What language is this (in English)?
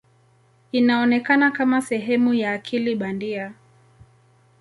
Swahili